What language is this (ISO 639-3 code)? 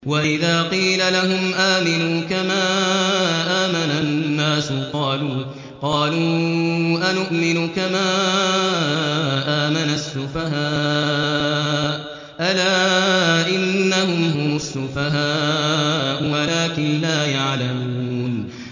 ara